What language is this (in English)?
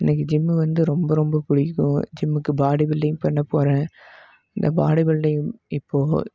Tamil